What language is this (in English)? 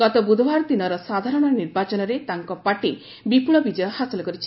Odia